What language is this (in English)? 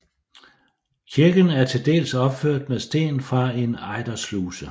Danish